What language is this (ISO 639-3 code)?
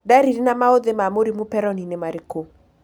kik